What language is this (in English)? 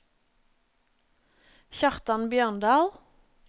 Norwegian